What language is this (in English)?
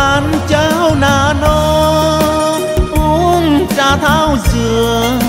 Vietnamese